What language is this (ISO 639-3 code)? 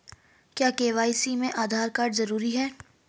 hin